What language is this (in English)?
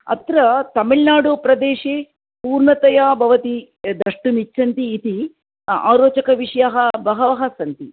Sanskrit